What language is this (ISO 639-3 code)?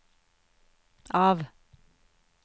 nor